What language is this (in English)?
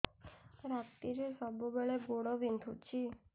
Odia